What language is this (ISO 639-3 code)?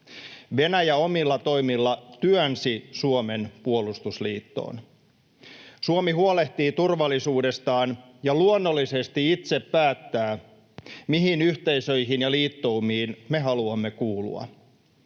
fin